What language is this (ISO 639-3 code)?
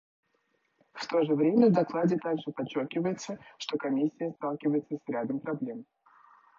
rus